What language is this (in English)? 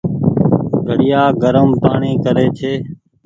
Goaria